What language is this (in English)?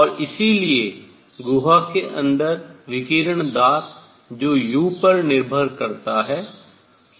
Hindi